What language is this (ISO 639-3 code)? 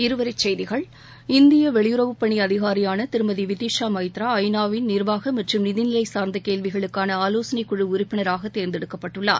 tam